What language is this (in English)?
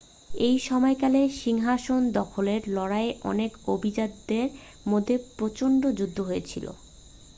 Bangla